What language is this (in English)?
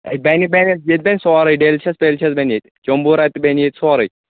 Kashmiri